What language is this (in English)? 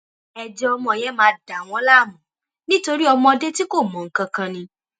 Yoruba